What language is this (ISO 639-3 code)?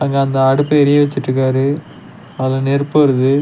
tam